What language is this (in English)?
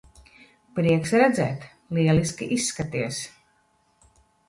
Latvian